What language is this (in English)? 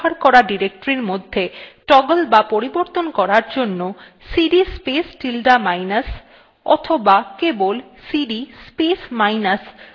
Bangla